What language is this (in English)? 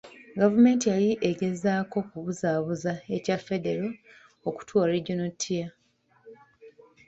Ganda